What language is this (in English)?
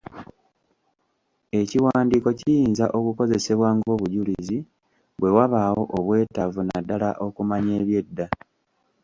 Ganda